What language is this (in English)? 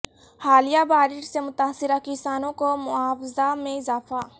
Urdu